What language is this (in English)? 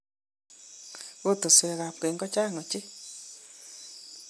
Kalenjin